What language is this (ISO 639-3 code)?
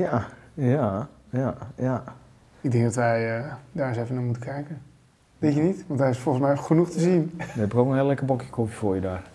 nld